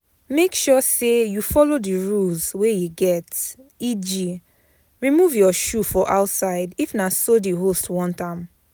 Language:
Nigerian Pidgin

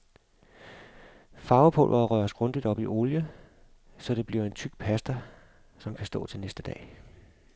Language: Danish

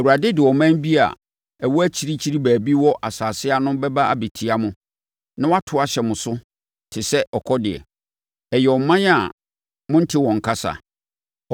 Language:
Akan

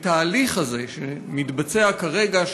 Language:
Hebrew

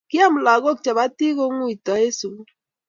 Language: Kalenjin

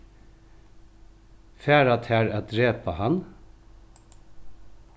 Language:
Faroese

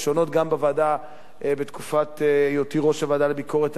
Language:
Hebrew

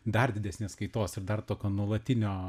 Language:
Lithuanian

